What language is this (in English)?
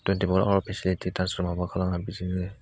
Bodo